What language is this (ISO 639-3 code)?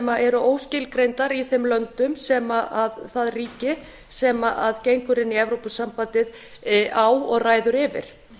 isl